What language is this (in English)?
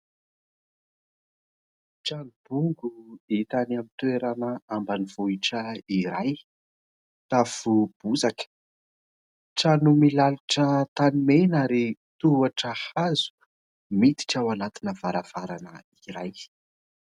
Malagasy